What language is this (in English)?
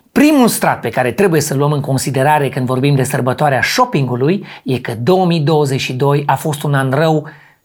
Romanian